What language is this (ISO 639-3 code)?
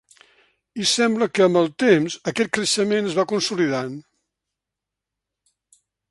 cat